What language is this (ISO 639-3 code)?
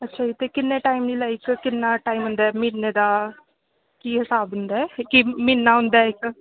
pan